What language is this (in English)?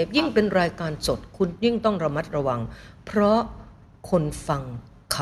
Thai